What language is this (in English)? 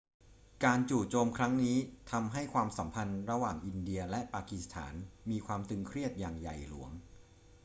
Thai